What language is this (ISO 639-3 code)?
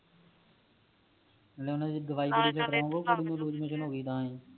pan